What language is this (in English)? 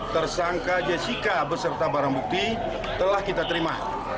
Indonesian